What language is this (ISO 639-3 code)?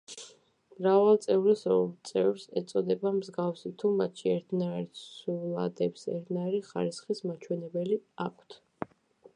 kat